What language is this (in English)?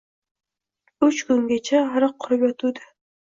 Uzbek